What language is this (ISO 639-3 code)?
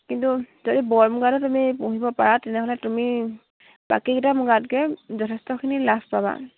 asm